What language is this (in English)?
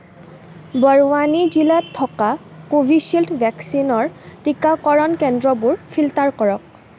Assamese